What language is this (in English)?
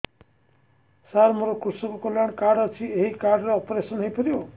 Odia